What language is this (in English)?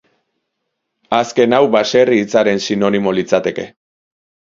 Basque